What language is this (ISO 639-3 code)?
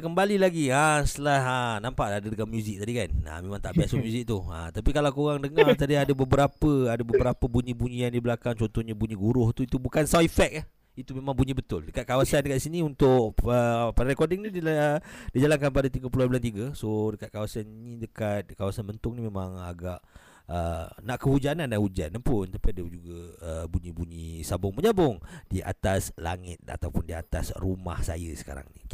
msa